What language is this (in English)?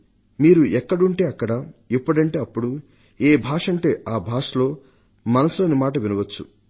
Telugu